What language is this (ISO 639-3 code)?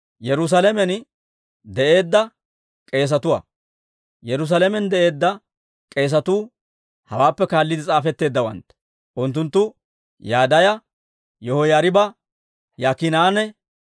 dwr